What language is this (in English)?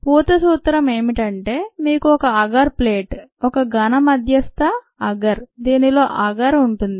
Telugu